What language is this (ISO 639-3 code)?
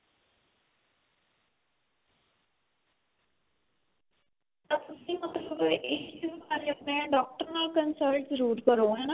pan